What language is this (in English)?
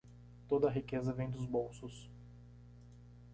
Portuguese